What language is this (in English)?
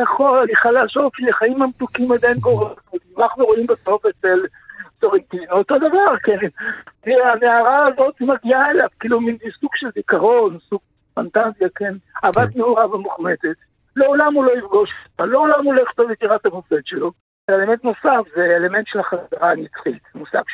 Hebrew